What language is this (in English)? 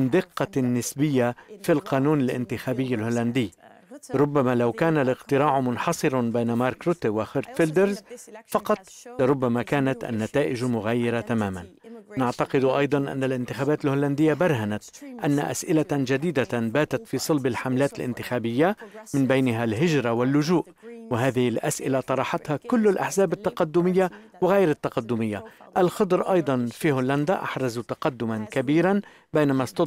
Arabic